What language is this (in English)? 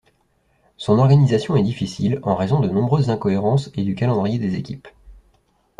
French